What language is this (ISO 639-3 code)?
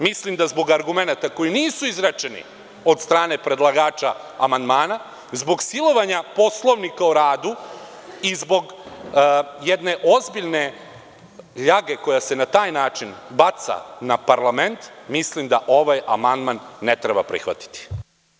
srp